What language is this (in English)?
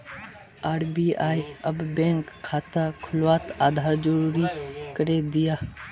Magahi